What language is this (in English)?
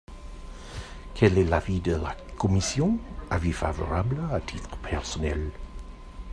French